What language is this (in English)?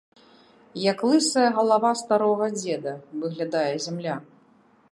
Belarusian